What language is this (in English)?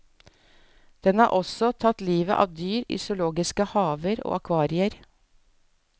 Norwegian